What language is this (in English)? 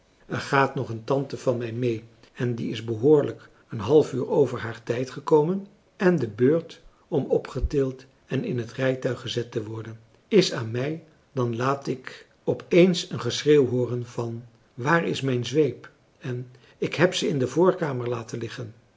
Dutch